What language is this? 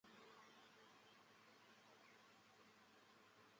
Chinese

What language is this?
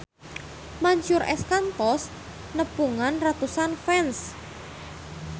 Sundanese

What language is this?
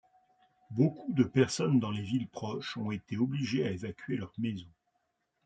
French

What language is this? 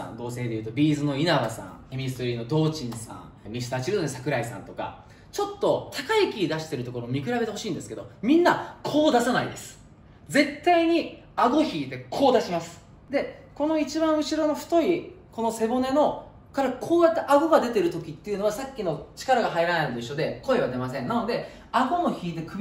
Japanese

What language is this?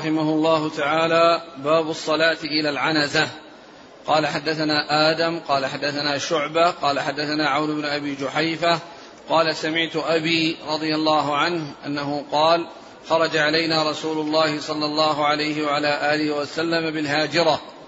Arabic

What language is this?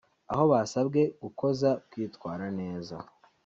Kinyarwanda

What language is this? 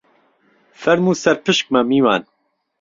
Central Kurdish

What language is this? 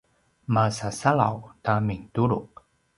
Paiwan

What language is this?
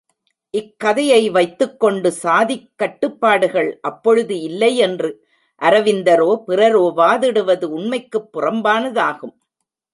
Tamil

